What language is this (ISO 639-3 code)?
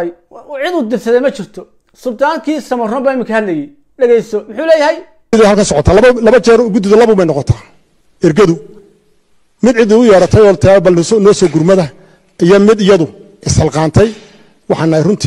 ara